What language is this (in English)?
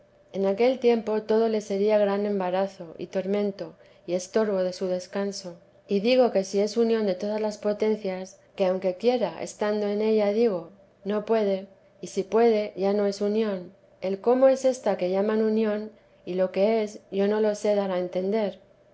Spanish